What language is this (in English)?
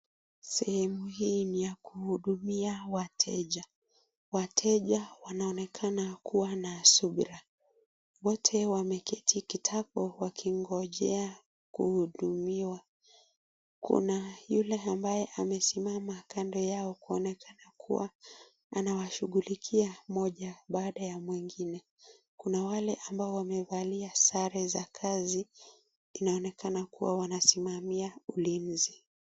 Swahili